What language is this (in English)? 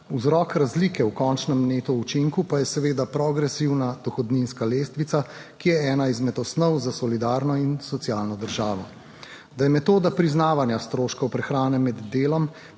Slovenian